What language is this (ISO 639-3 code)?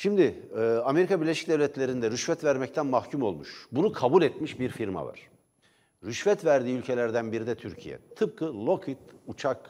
tur